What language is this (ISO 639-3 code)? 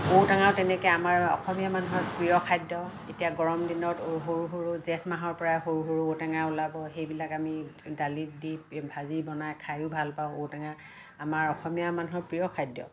asm